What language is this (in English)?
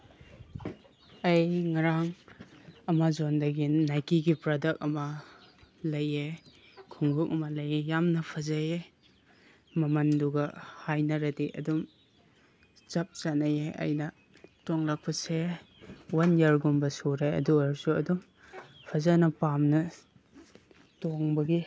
Manipuri